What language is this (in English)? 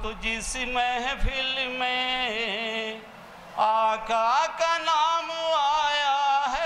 Hindi